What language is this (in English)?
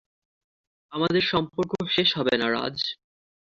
Bangla